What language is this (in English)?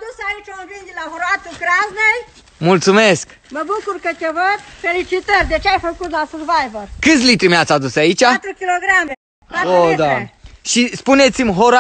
Romanian